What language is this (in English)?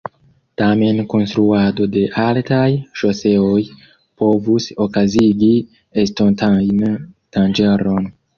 Esperanto